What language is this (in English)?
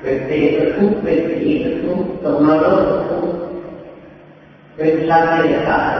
Thai